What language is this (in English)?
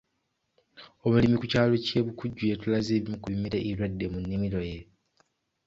Ganda